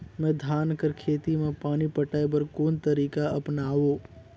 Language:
Chhattisgarhi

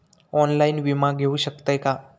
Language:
Marathi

